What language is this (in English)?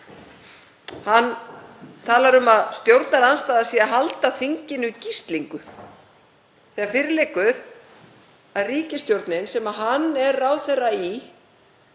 Icelandic